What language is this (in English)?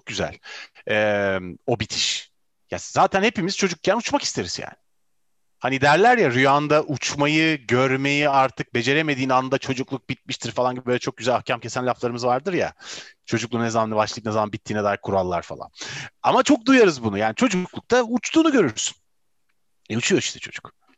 Turkish